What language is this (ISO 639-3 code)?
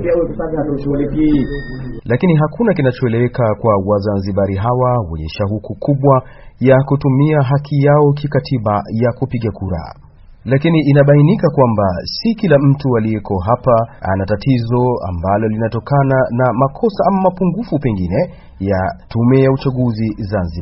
swa